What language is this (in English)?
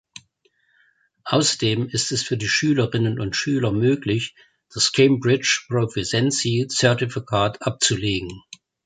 German